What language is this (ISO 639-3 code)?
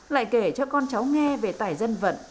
vie